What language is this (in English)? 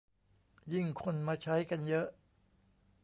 Thai